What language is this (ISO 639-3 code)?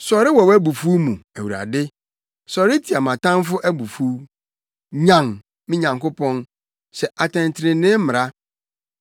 aka